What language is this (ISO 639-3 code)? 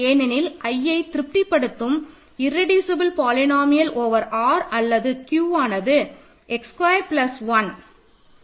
tam